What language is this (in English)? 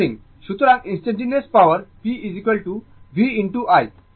Bangla